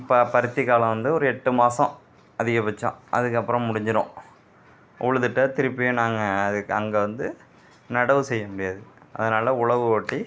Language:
Tamil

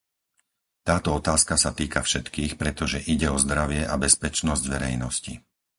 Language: Slovak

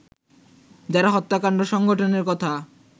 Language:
Bangla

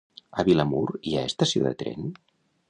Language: Catalan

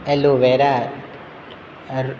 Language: Konkani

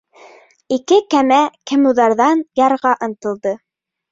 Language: Bashkir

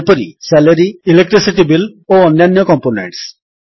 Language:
Odia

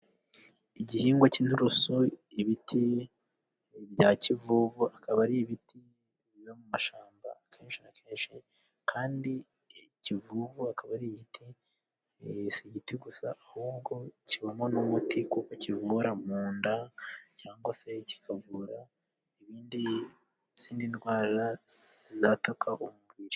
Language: Kinyarwanda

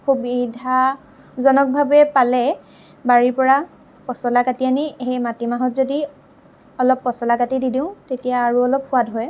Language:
Assamese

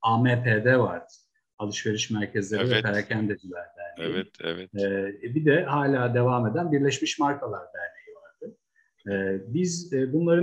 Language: Turkish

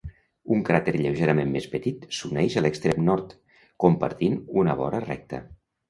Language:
Catalan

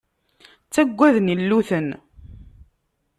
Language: Kabyle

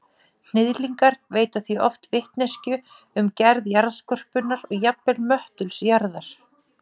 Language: Icelandic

